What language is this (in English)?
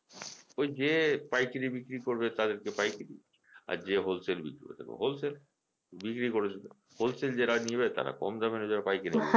Bangla